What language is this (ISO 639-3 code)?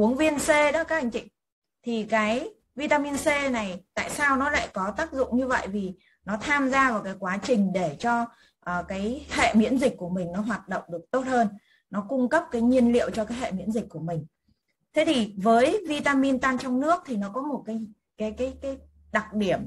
vie